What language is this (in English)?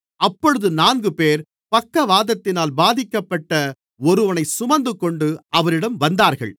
Tamil